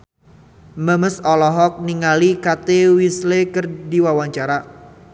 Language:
Sundanese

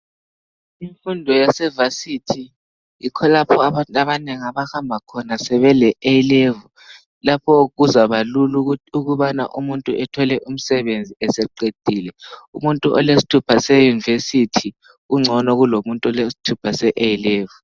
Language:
North Ndebele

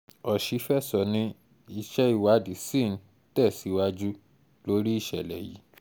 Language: Yoruba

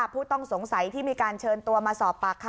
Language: Thai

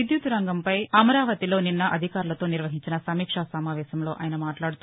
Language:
Telugu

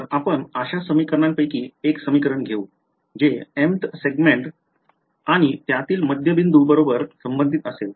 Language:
Marathi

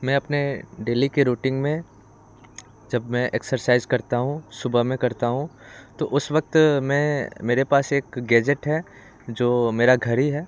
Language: Hindi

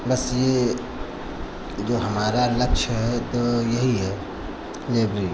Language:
Hindi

